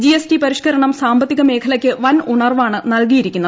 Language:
Malayalam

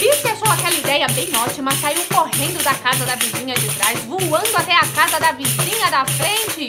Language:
Portuguese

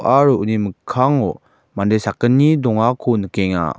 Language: Garo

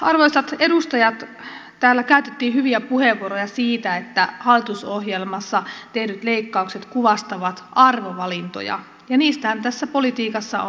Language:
Finnish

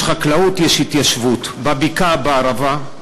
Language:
Hebrew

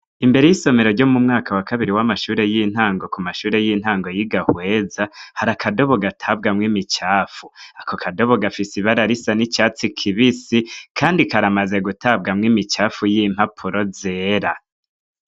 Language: Rundi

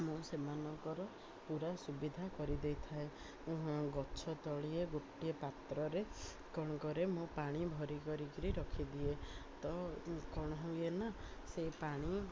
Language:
Odia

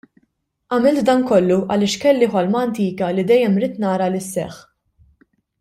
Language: Maltese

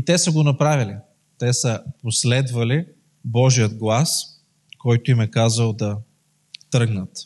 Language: Bulgarian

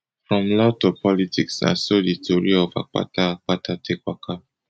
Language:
Nigerian Pidgin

